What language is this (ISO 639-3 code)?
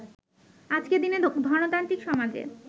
ben